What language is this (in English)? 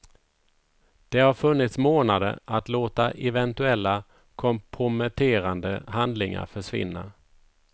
Swedish